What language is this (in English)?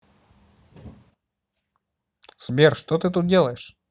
Russian